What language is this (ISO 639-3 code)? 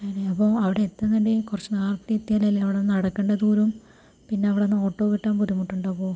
mal